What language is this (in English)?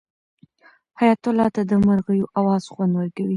Pashto